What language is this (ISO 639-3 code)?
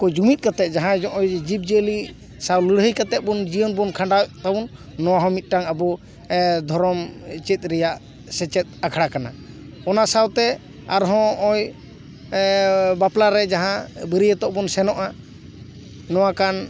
sat